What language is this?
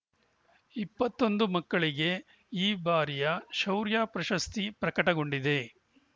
Kannada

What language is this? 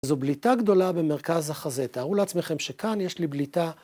Hebrew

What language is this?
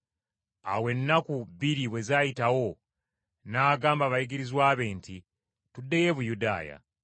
Ganda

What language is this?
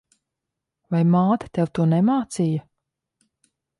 Latvian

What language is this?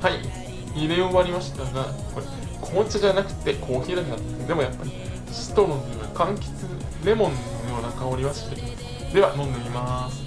Japanese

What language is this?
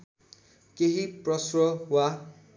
Nepali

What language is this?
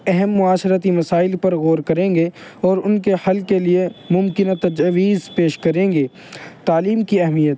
Urdu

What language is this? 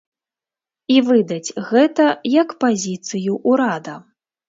Belarusian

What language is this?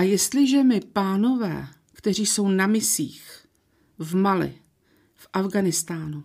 Czech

